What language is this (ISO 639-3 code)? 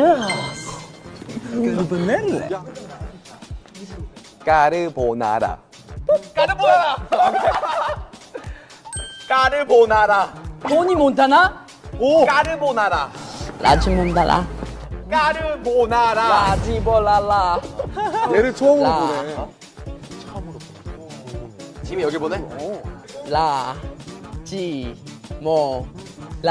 kor